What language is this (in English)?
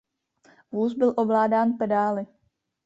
Czech